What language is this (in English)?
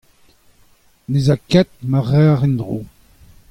Breton